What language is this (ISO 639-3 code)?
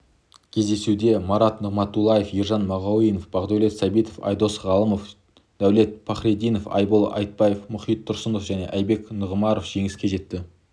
kaz